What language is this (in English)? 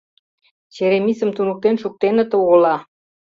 Mari